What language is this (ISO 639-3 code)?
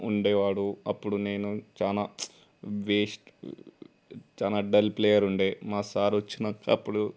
tel